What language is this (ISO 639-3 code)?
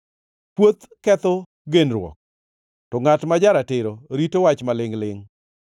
luo